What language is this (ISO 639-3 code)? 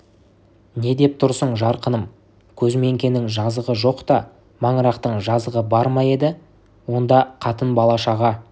kaz